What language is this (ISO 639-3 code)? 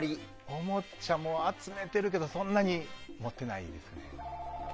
jpn